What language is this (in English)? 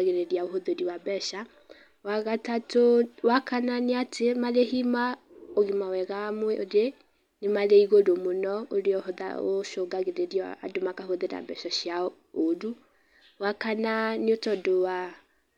Kikuyu